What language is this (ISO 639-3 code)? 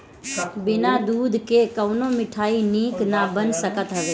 bho